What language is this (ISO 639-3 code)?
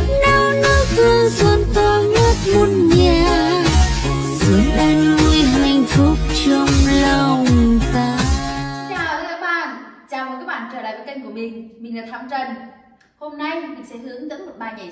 vie